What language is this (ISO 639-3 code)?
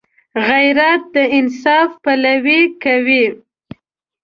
pus